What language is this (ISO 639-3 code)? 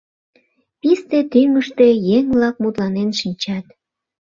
chm